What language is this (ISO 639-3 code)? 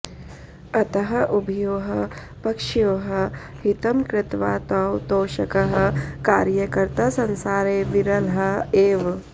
san